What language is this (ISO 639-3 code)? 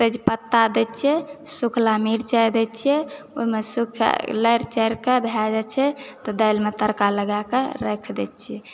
mai